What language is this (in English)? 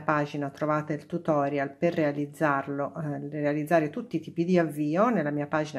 Italian